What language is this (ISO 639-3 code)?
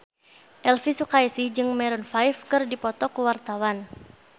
sun